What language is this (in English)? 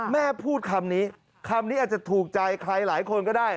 Thai